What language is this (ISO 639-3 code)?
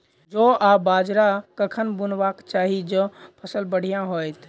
mai